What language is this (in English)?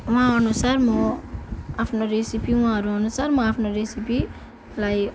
Nepali